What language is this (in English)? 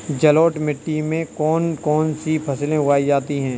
Hindi